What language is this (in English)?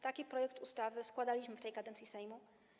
Polish